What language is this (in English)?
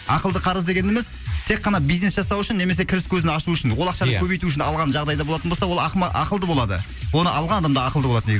Kazakh